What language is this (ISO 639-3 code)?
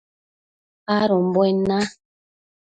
mcf